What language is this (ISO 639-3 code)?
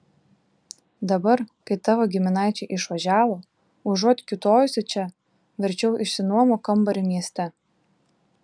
lit